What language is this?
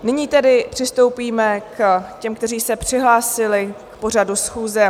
Czech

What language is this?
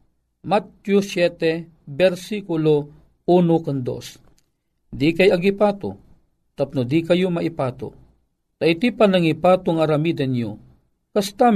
Filipino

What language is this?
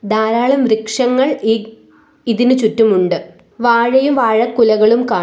Malayalam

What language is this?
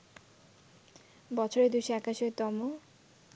Bangla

